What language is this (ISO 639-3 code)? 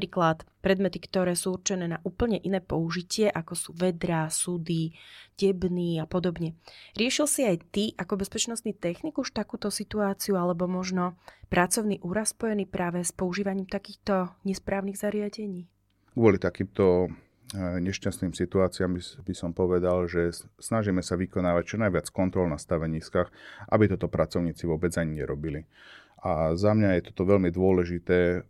slk